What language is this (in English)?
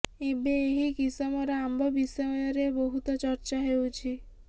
Odia